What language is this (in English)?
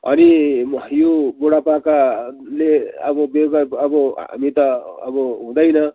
Nepali